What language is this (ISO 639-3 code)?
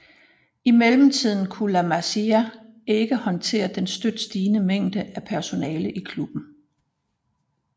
dan